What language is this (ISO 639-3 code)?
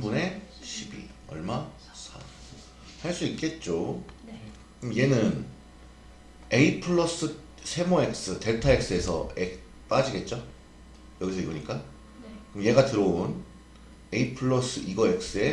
kor